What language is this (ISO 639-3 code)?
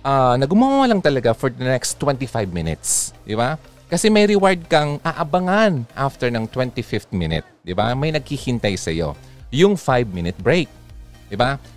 fil